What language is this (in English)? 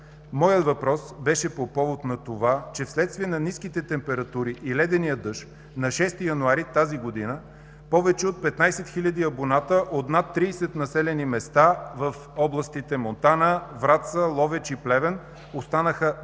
Bulgarian